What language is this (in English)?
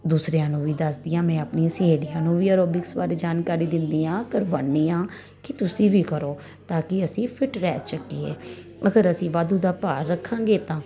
Punjabi